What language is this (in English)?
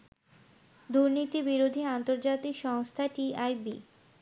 Bangla